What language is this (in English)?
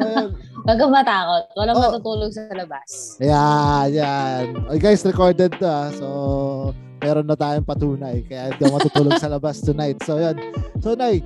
Filipino